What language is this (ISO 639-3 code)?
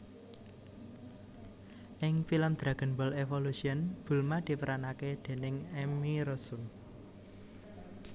jav